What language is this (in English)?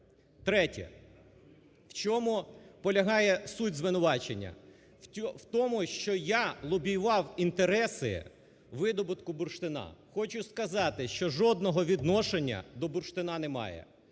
Ukrainian